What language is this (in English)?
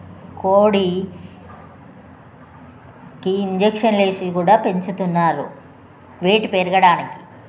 Telugu